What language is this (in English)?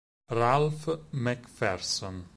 Italian